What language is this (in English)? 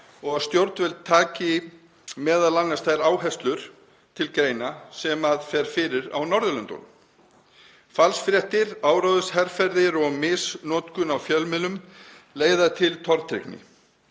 Icelandic